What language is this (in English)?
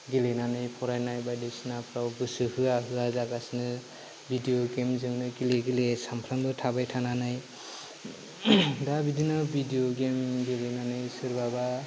Bodo